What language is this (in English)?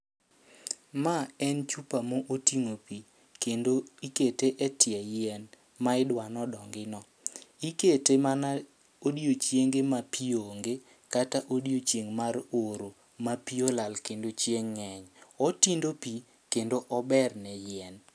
Luo (Kenya and Tanzania)